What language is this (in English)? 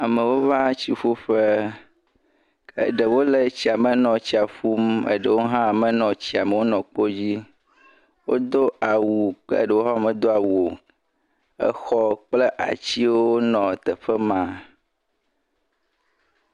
Ewe